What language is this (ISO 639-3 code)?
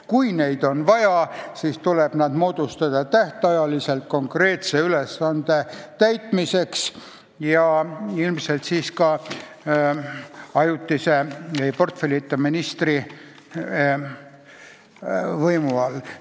est